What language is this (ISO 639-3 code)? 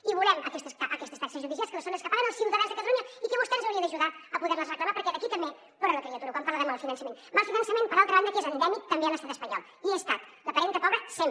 cat